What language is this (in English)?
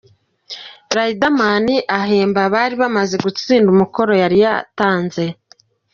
Kinyarwanda